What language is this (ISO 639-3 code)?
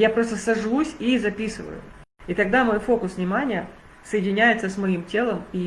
rus